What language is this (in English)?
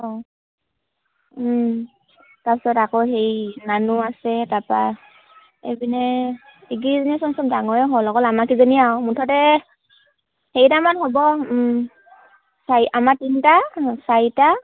Assamese